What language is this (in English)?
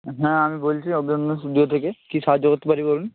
Bangla